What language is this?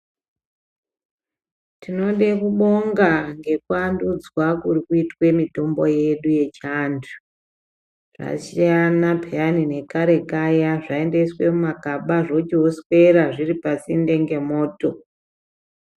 Ndau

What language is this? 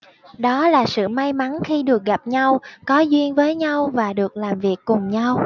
Vietnamese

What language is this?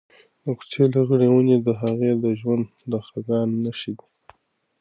Pashto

